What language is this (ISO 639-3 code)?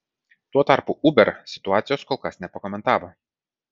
lit